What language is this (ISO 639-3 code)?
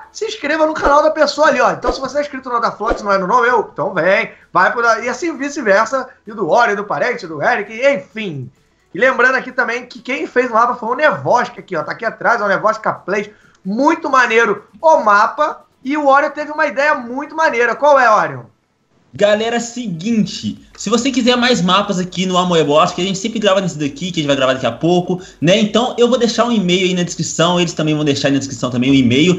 por